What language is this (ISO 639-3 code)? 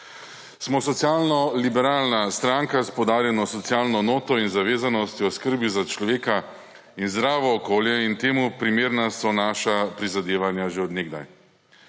slv